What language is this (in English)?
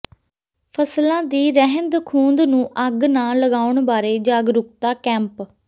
Punjabi